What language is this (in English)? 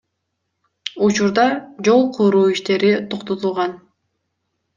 Kyrgyz